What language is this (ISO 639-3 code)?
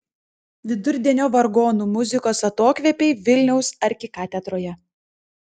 lit